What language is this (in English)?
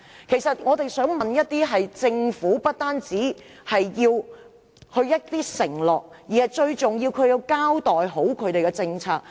Cantonese